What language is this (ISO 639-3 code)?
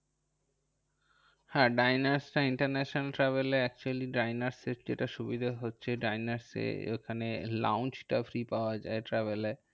ben